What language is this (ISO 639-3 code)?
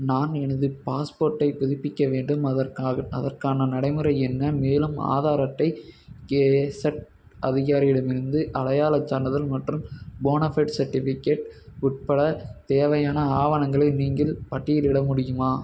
tam